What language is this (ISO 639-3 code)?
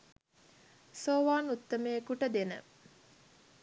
sin